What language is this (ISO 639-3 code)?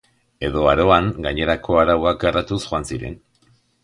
eus